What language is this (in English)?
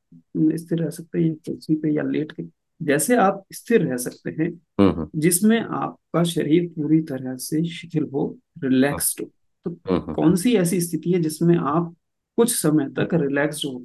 Hindi